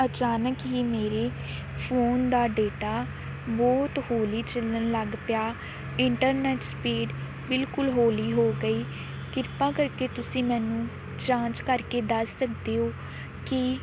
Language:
Punjabi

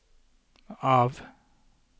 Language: Norwegian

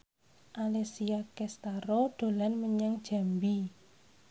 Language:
Javanese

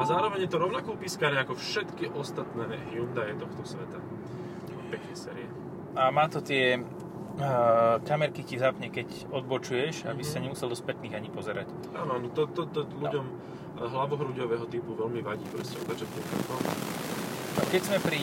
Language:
Slovak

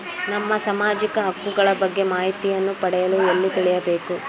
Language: Kannada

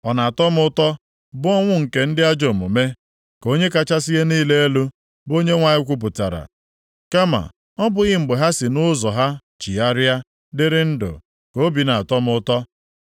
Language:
Igbo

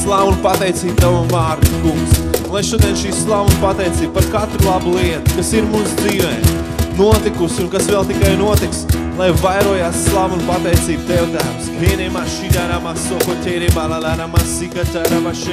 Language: Latvian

